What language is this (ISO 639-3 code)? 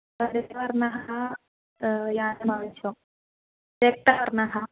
san